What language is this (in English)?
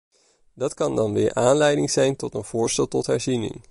Dutch